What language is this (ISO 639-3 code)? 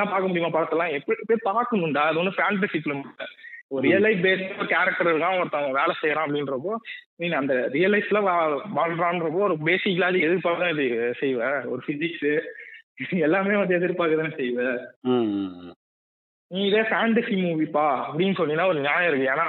tam